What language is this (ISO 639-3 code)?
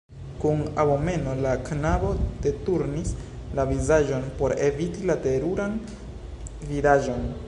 epo